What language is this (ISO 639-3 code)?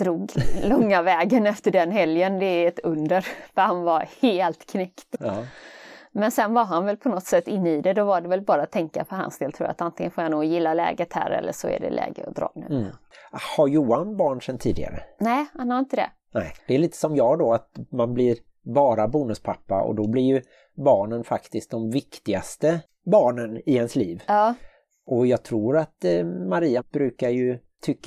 swe